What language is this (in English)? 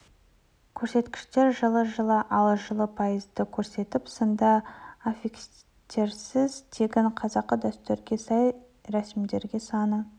Kazakh